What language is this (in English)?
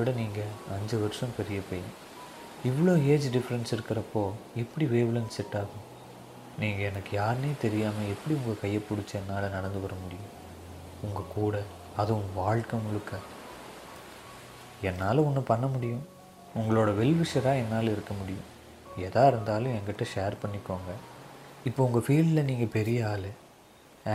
Tamil